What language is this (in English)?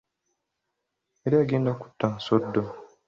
Ganda